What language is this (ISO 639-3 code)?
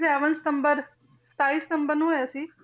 pan